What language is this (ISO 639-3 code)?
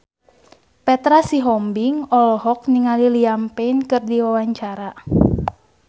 sun